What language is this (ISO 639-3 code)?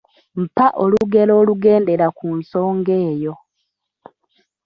lug